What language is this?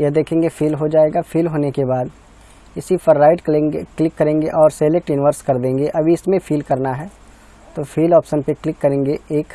Hindi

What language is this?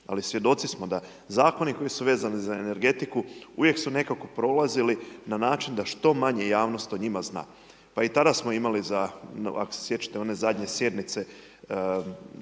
Croatian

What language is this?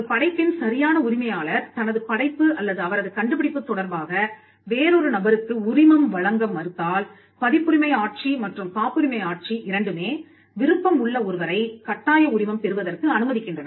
Tamil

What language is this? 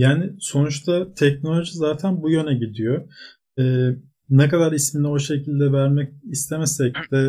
Turkish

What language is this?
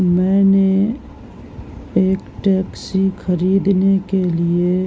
Urdu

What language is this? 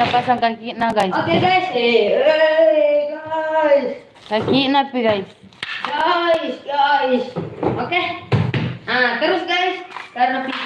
Indonesian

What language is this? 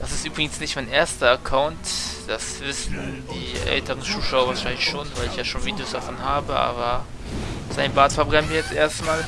German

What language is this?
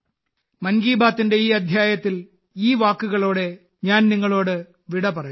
Malayalam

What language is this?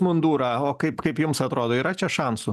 Lithuanian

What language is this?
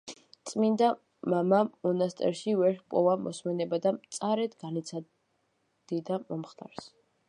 Georgian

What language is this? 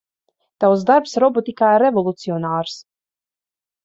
Latvian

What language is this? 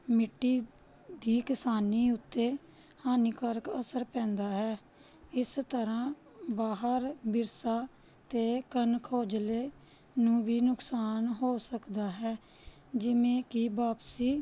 Punjabi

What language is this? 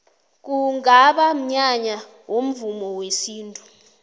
South Ndebele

